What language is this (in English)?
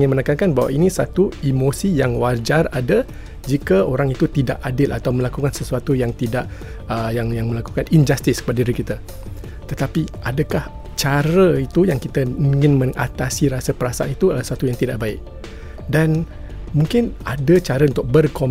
Malay